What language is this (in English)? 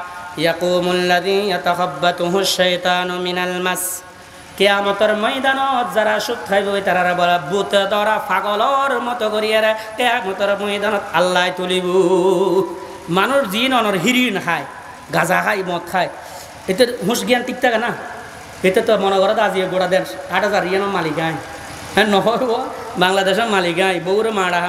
Indonesian